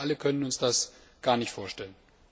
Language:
German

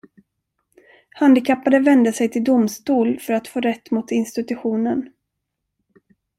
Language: Swedish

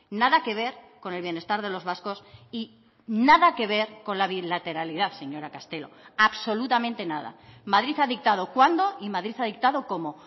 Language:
Spanish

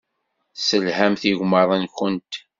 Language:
Kabyle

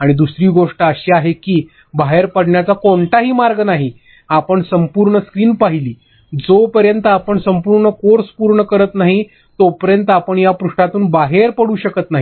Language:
Marathi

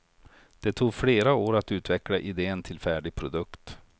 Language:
Swedish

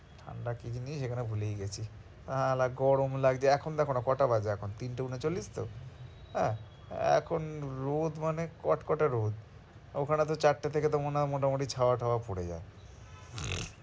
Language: Bangla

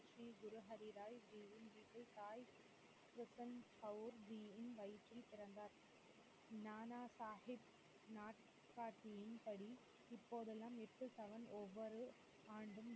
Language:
Tamil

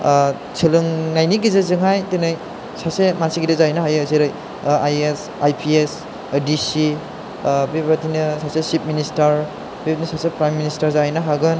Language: Bodo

